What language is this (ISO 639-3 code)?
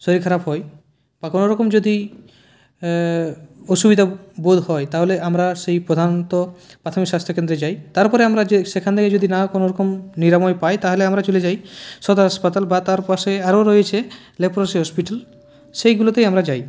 ben